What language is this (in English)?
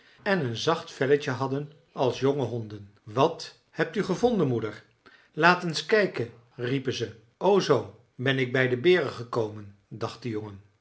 Dutch